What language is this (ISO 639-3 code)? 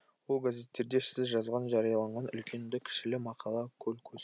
kaz